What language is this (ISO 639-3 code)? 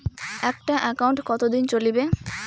ben